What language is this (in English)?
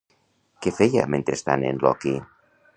Catalan